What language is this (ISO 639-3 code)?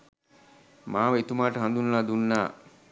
sin